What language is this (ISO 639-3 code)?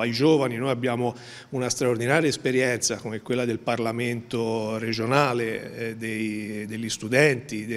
ita